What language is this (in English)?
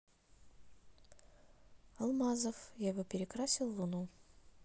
Russian